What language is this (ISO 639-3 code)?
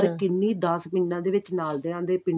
pan